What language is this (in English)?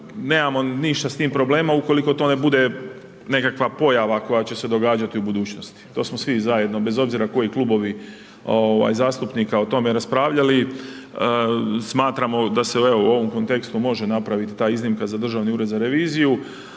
Croatian